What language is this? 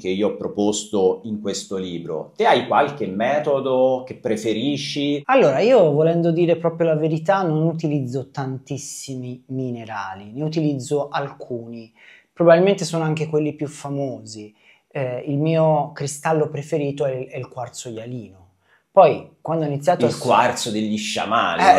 Italian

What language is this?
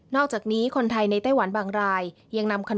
Thai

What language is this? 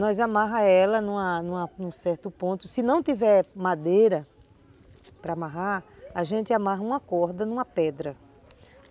Portuguese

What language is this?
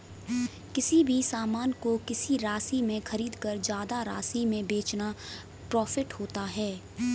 Hindi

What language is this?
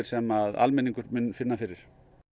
Icelandic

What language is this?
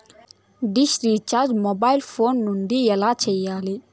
Telugu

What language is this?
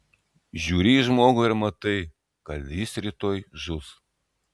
Lithuanian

